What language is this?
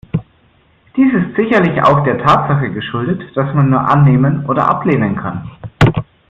German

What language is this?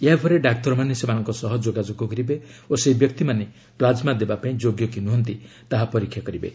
Odia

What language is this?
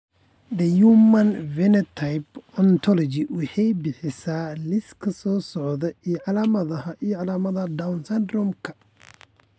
Somali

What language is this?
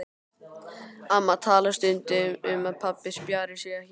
Icelandic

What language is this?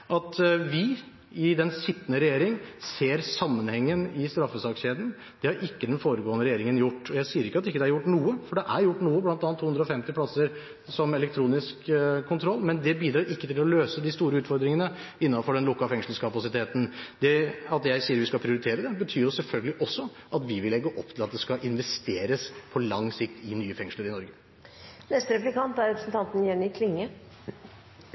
Norwegian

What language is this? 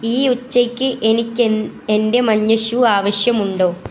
Malayalam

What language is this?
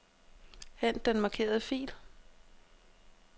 Danish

